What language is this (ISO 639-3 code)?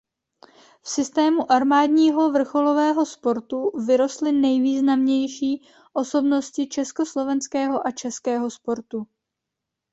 ces